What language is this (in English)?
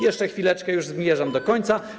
Polish